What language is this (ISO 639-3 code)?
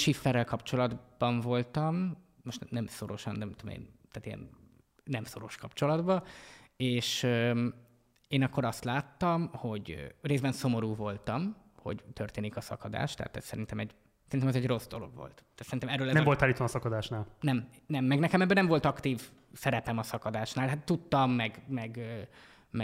hun